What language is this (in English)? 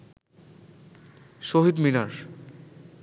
Bangla